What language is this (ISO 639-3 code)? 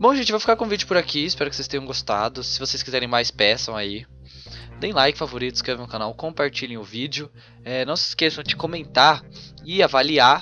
por